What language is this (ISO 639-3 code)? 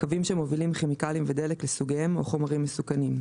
heb